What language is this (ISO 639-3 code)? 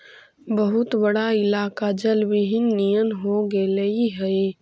mag